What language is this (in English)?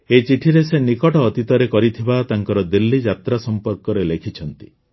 Odia